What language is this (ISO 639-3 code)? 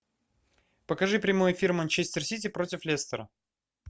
rus